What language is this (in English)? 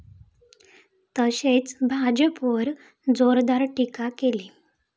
Marathi